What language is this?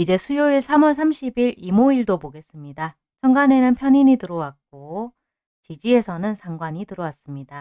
Korean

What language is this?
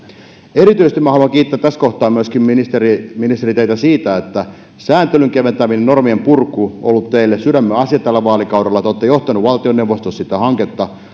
Finnish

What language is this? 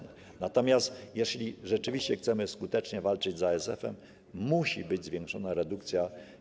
Polish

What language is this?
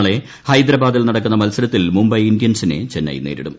Malayalam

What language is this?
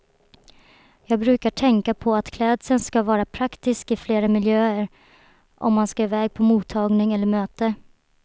Swedish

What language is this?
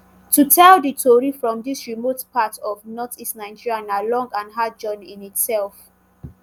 Nigerian Pidgin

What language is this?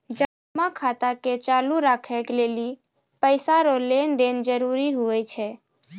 Maithili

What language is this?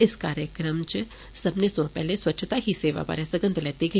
Dogri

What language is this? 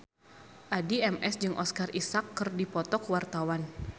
Sundanese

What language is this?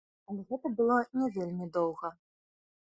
Belarusian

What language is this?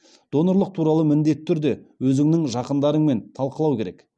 Kazakh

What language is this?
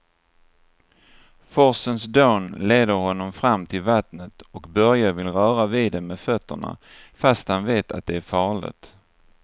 Swedish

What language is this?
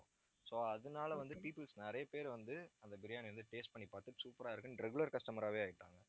Tamil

